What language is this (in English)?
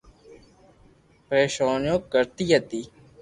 Loarki